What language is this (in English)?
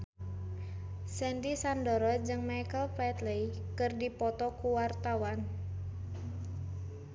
Sundanese